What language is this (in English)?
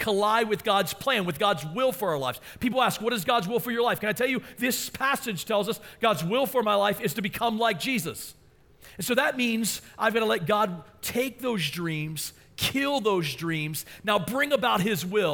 English